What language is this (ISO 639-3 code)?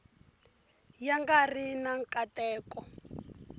tso